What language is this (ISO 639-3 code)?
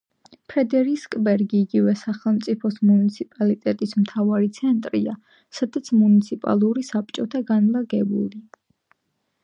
kat